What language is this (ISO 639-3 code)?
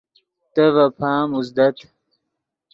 ydg